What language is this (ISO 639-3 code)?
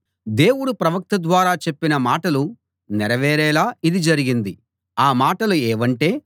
tel